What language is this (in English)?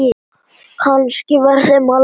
Icelandic